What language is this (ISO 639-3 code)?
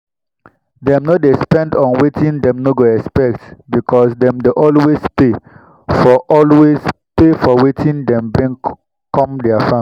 pcm